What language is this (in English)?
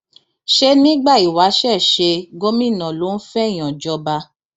Yoruba